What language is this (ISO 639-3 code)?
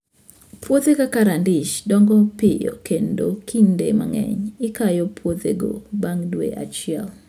luo